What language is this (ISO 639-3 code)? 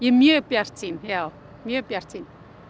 isl